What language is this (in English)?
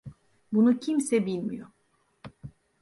Turkish